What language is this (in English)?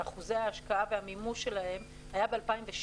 Hebrew